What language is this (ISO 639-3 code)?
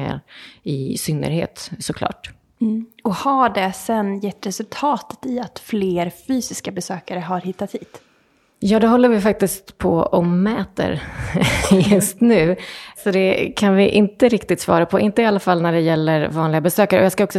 swe